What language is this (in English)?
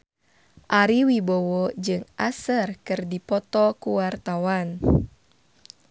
Sundanese